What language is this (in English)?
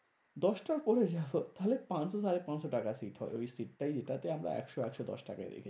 Bangla